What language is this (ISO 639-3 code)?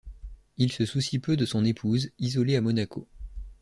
fra